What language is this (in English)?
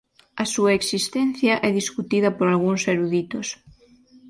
Galician